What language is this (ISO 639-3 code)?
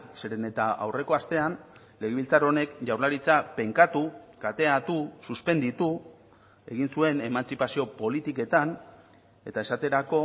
eus